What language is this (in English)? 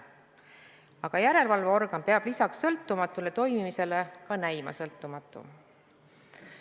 Estonian